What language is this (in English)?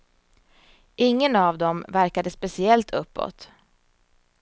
Swedish